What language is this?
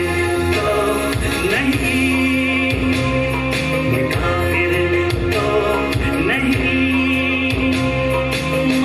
Romanian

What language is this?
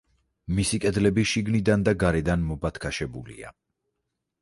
Georgian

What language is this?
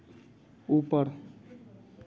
Hindi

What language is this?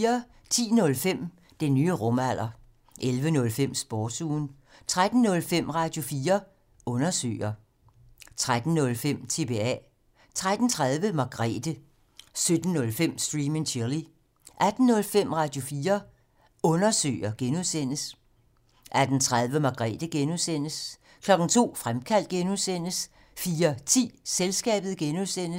Danish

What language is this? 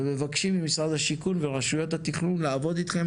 Hebrew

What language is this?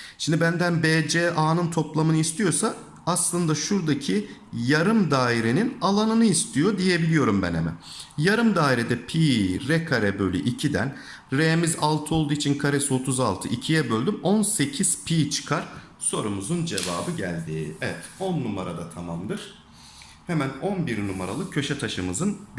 Turkish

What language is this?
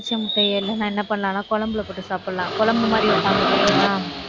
Tamil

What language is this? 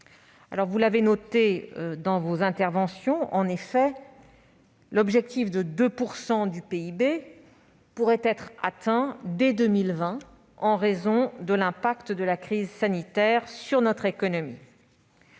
French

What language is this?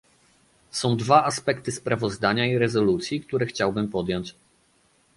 Polish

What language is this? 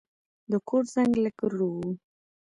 Pashto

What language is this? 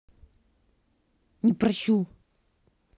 Russian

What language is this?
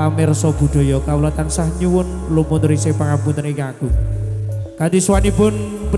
Indonesian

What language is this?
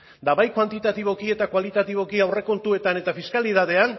Basque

